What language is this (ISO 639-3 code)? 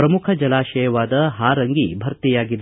kan